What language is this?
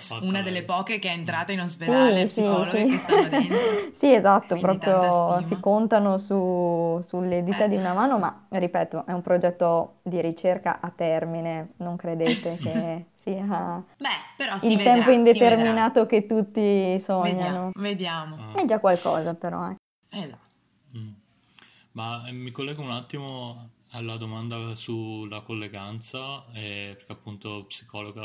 Italian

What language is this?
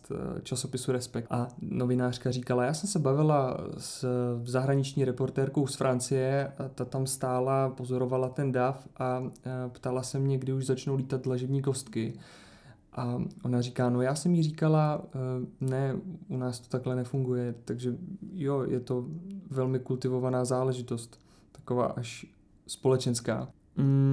Czech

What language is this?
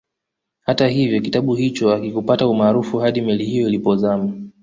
Swahili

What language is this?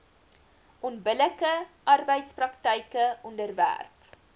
Afrikaans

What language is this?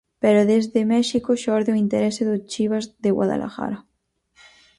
Galician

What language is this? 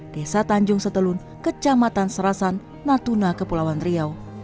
Indonesian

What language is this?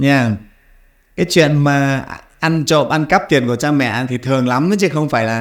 Vietnamese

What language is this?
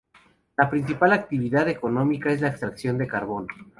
Spanish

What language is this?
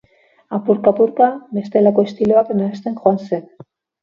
Basque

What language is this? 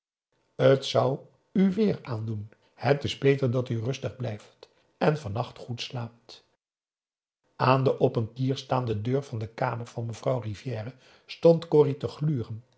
Dutch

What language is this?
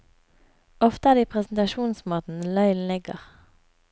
Norwegian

